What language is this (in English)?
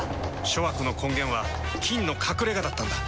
Japanese